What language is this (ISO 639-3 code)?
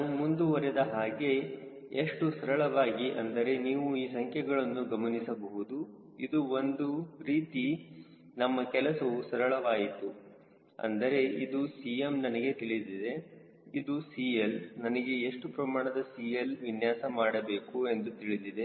kan